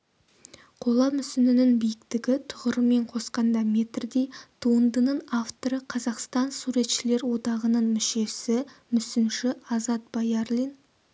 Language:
Kazakh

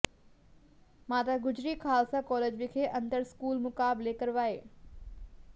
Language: Punjabi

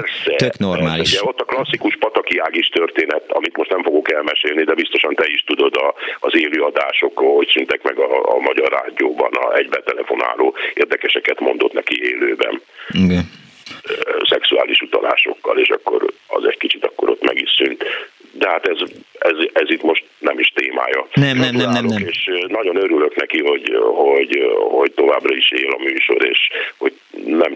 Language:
Hungarian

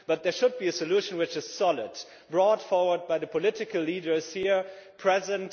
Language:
English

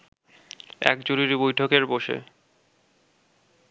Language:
Bangla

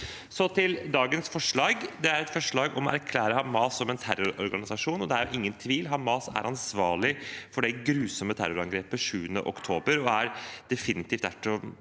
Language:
Norwegian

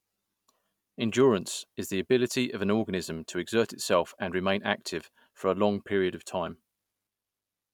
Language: English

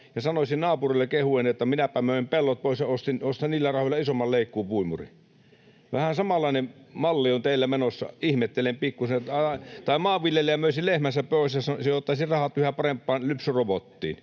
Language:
Finnish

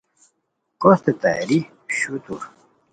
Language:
Khowar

